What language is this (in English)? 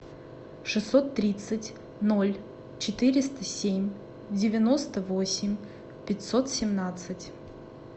Russian